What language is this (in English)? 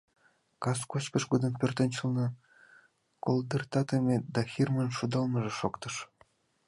Mari